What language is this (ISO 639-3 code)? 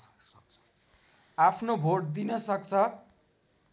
nep